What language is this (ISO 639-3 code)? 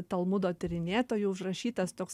lit